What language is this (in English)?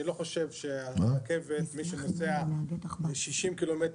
Hebrew